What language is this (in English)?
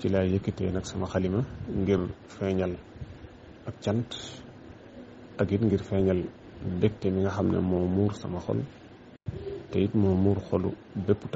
Arabic